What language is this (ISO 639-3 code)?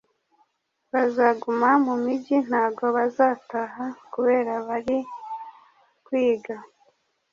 kin